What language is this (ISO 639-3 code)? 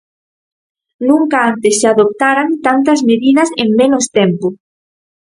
glg